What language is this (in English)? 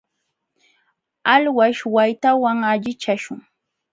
Jauja Wanca Quechua